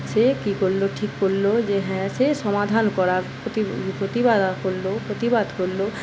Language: Bangla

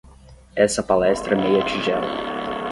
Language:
Portuguese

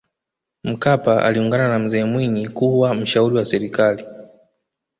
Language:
Swahili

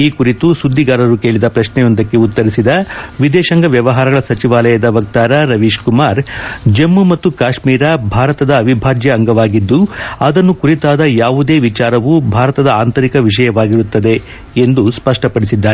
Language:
Kannada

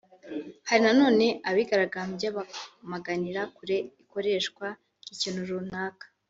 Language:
Kinyarwanda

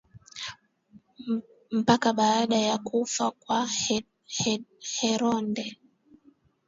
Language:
Swahili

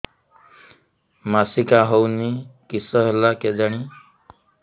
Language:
Odia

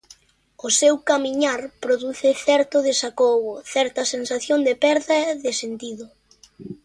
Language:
Galician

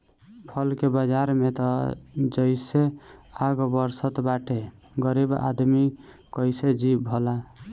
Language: Bhojpuri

